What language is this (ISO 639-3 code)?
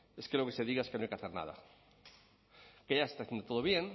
spa